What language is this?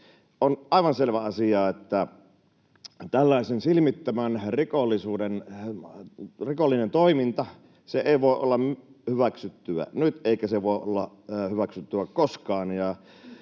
Finnish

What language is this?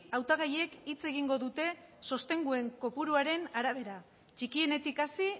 Basque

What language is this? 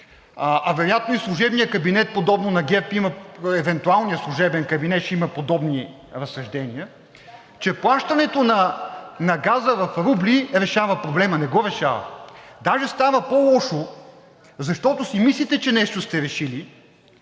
Bulgarian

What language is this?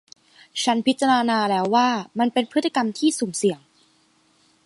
Thai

